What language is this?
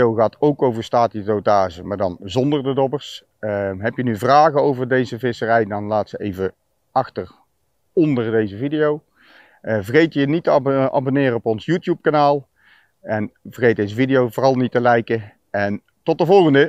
Dutch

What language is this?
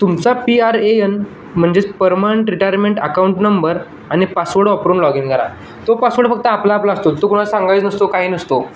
Marathi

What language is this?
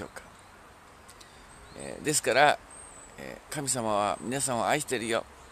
Japanese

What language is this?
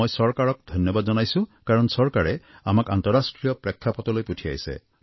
Assamese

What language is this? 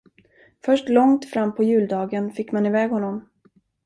Swedish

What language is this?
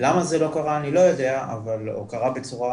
Hebrew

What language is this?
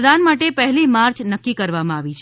Gujarati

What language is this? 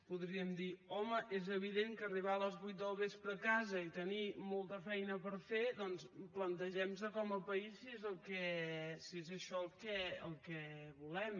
Catalan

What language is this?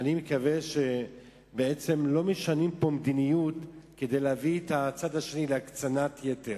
Hebrew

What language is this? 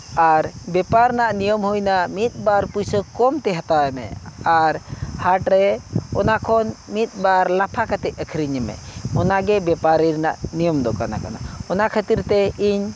Santali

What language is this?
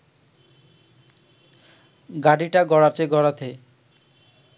Bangla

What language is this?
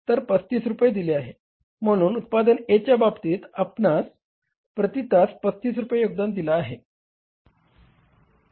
Marathi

